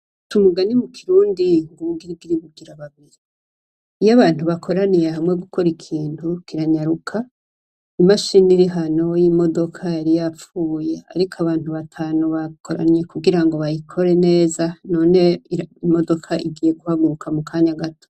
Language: Rundi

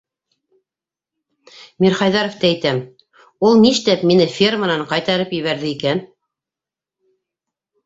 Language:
Bashkir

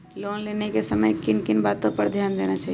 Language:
Magahi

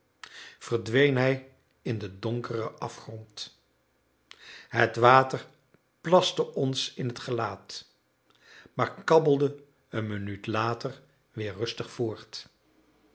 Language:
Dutch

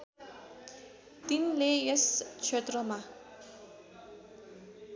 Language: Nepali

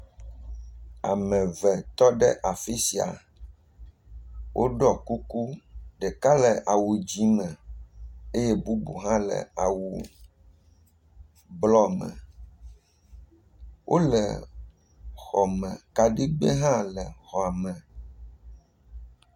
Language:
Ewe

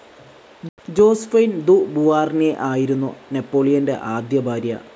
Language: Malayalam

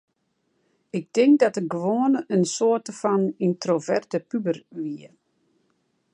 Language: Western Frisian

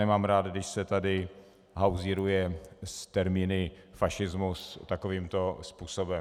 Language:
Czech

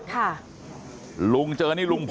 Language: Thai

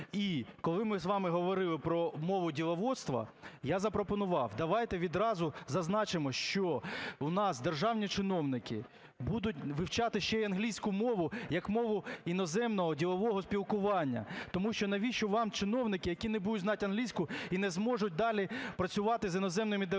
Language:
Ukrainian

